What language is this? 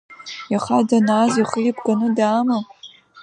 Abkhazian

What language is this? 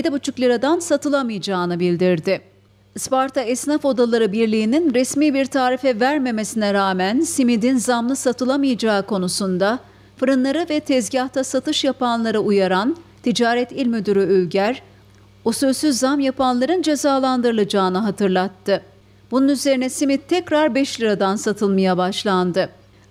Turkish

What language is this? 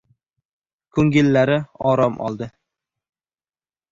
Uzbek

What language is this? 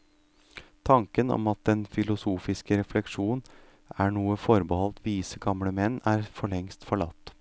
Norwegian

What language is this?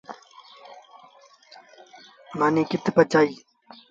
Sindhi Bhil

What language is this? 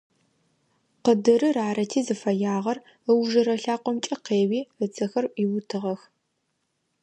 Adyghe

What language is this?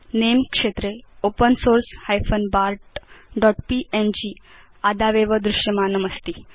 Sanskrit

